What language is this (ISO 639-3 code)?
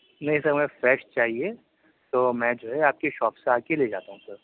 urd